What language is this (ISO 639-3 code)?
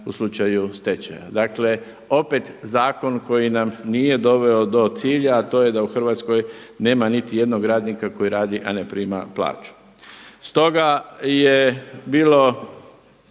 hrv